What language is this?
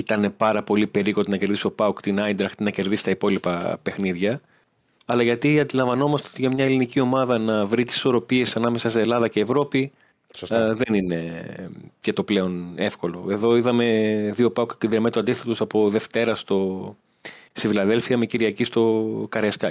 Greek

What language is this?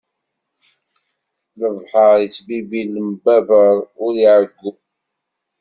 Kabyle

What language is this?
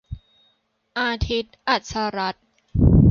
Thai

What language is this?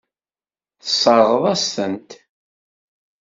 Kabyle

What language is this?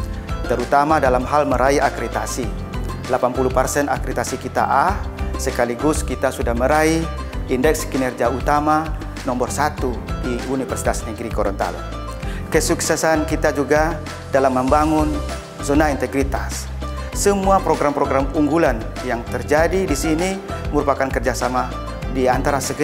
Indonesian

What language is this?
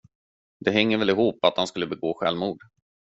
Swedish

